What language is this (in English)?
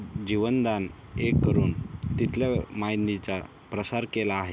Marathi